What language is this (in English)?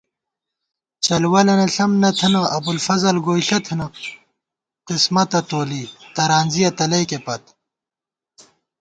Gawar-Bati